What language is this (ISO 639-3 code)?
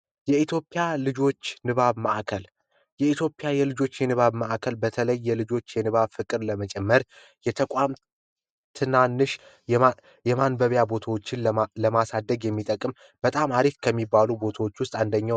amh